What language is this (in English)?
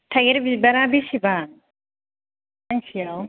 Bodo